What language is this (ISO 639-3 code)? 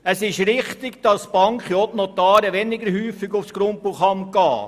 gsw